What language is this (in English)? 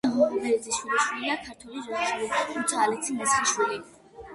Georgian